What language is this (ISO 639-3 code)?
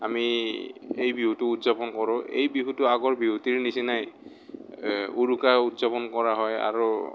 asm